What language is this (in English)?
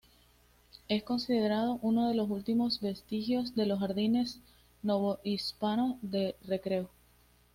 Spanish